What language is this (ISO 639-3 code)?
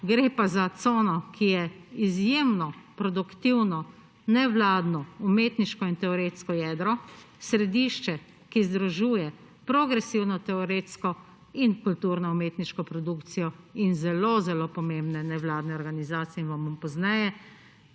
slv